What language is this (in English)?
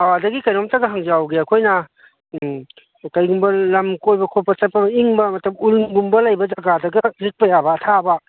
Manipuri